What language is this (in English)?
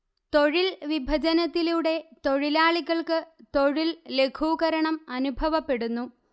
Malayalam